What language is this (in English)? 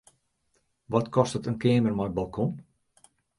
Western Frisian